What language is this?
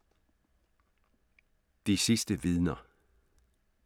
Danish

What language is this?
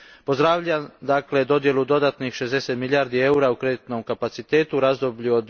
Croatian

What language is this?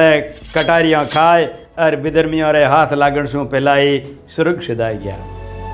Hindi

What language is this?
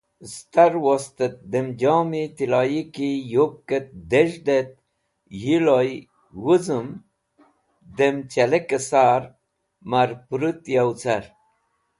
Wakhi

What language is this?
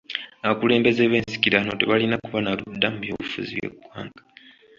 Ganda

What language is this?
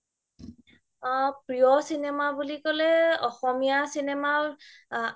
Assamese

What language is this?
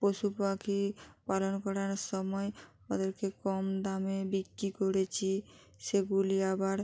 Bangla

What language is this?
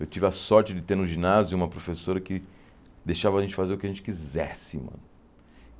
Portuguese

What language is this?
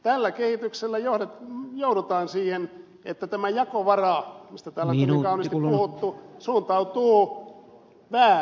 Finnish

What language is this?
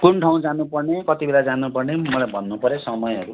Nepali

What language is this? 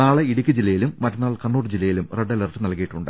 Malayalam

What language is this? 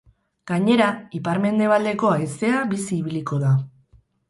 Basque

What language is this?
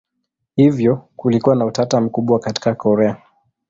Swahili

